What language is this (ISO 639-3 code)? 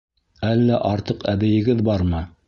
bak